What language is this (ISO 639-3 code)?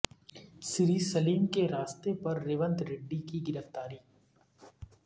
urd